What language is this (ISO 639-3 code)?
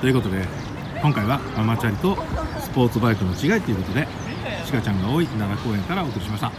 jpn